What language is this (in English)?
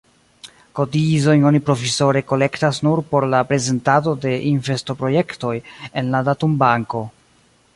Esperanto